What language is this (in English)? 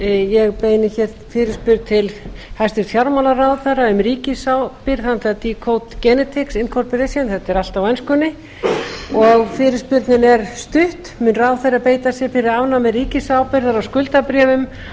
Icelandic